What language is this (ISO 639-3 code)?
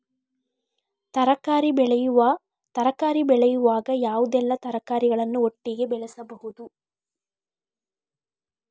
kan